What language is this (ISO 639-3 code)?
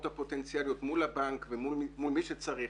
heb